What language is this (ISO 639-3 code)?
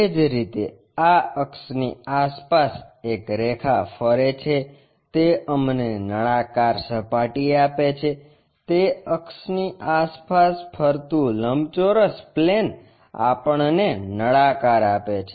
guj